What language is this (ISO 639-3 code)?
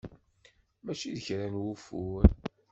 kab